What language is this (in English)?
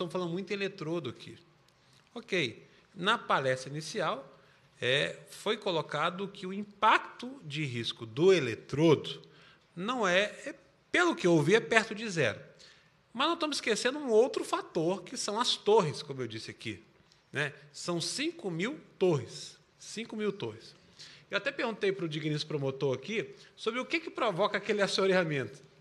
Portuguese